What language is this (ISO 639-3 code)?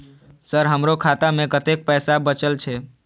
mai